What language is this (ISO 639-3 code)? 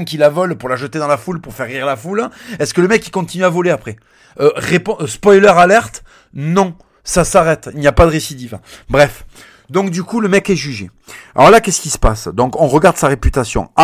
fra